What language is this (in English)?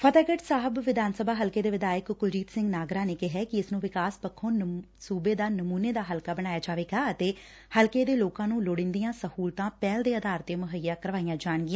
Punjabi